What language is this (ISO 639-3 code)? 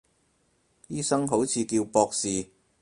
yue